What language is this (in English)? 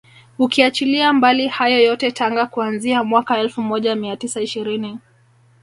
Swahili